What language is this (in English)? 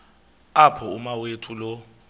Xhosa